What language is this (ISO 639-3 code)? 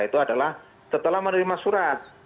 ind